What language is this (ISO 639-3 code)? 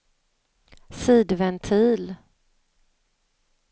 swe